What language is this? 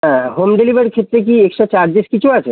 Bangla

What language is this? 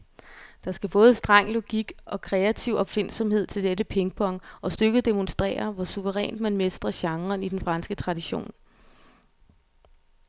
Danish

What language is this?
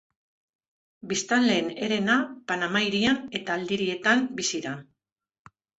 Basque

